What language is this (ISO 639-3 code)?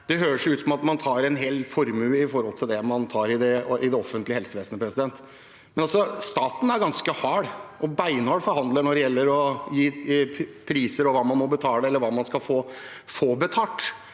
nor